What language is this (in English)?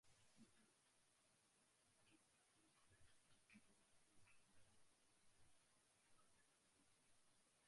Swahili